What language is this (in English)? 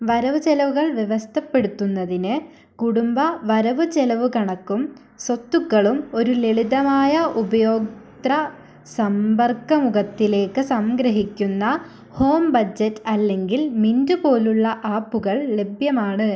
Malayalam